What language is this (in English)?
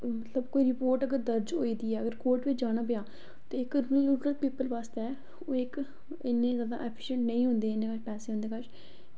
Dogri